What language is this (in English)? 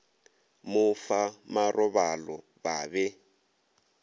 Northern Sotho